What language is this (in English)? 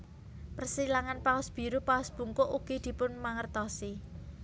Javanese